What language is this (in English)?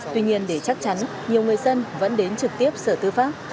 Vietnamese